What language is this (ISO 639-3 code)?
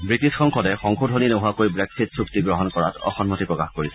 asm